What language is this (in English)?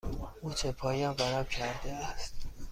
Persian